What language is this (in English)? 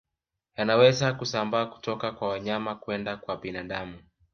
Swahili